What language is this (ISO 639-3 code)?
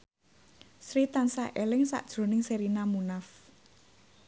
jav